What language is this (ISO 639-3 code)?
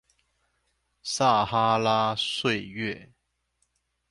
zho